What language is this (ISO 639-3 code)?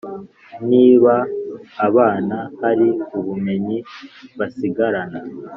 kin